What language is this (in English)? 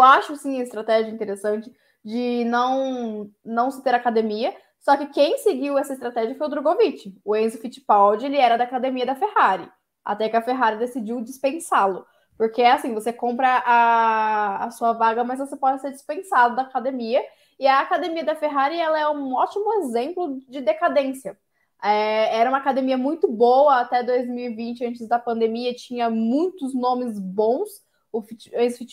Portuguese